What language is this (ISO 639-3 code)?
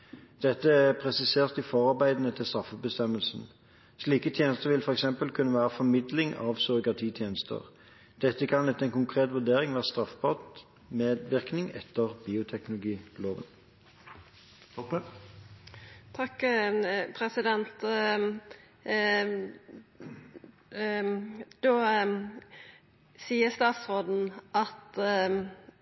nor